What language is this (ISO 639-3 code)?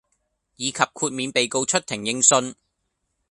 yue